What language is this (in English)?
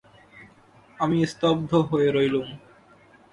Bangla